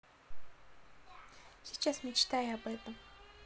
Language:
Russian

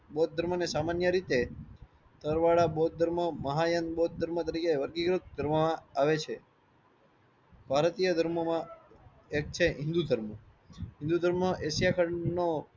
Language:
Gujarati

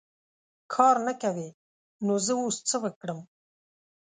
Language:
Pashto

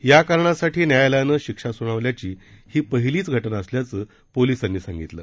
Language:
Marathi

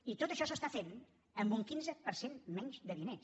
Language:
Catalan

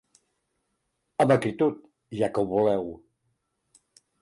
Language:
Catalan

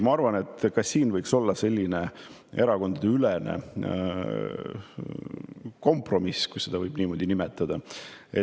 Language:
Estonian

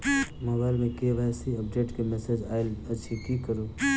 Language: Maithili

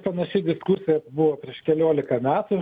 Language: Lithuanian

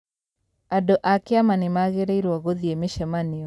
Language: Kikuyu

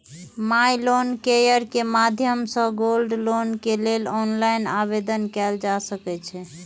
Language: Maithili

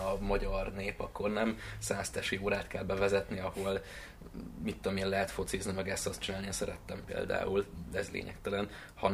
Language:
Hungarian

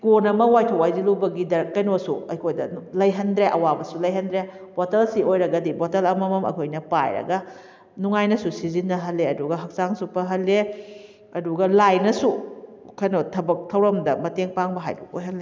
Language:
Manipuri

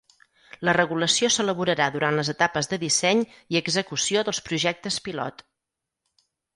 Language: Catalan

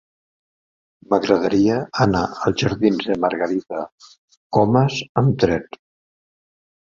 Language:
Catalan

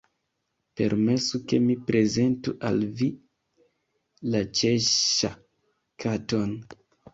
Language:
Esperanto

